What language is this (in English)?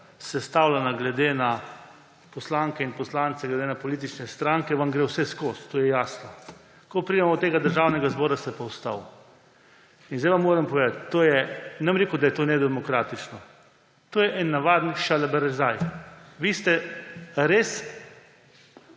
Slovenian